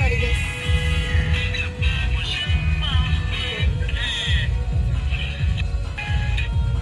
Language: Indonesian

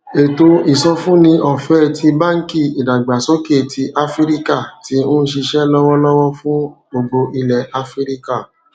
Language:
Yoruba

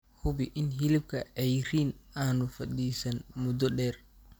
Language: Somali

